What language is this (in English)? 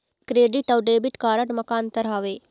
Chhattisgarhi